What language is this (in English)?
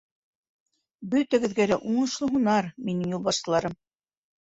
Bashkir